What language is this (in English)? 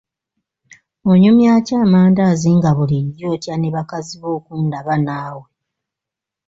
Ganda